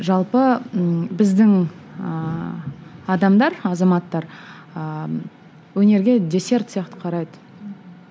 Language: Kazakh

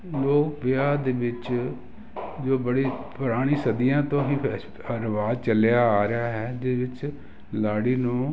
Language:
Punjabi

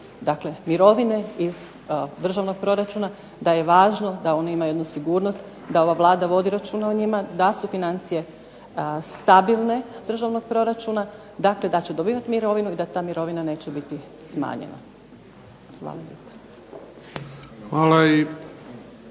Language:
Croatian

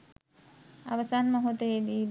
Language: Sinhala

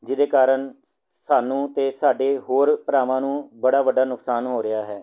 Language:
Punjabi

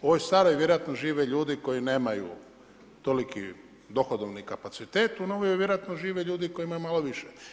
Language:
Croatian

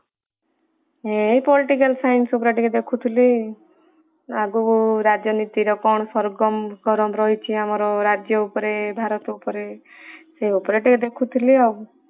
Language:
Odia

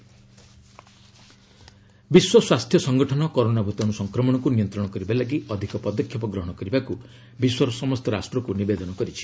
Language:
Odia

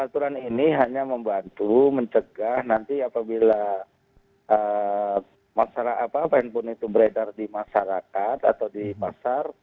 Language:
Indonesian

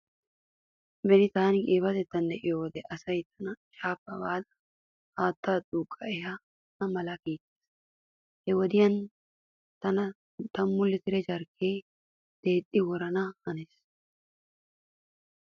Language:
Wolaytta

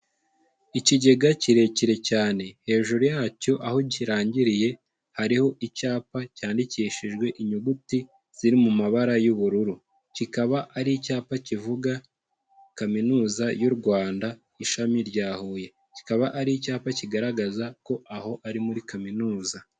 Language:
Kinyarwanda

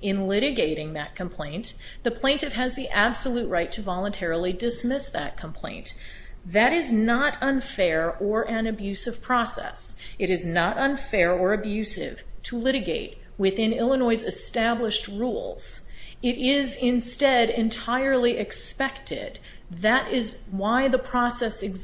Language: English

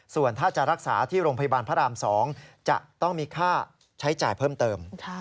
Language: Thai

